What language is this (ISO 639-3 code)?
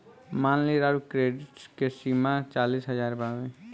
bho